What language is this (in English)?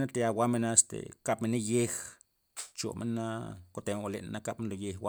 Loxicha Zapotec